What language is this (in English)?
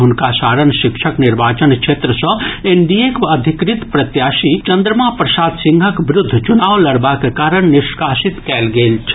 Maithili